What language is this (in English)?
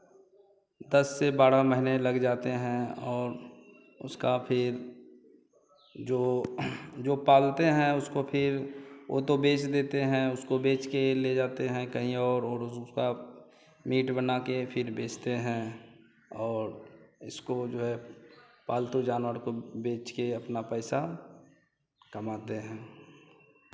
Hindi